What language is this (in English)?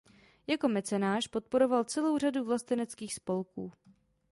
Czech